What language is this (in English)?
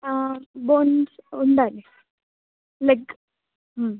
Telugu